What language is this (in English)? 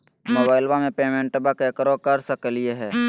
Magahi